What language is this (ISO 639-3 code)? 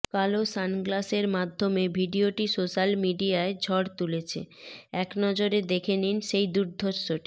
ben